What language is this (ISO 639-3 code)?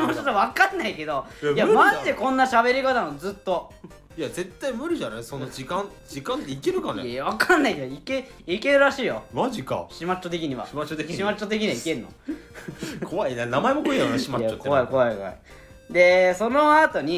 jpn